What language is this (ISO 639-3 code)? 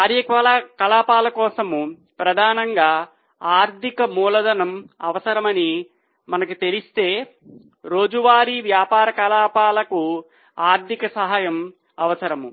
tel